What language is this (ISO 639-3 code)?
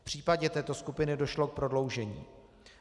ces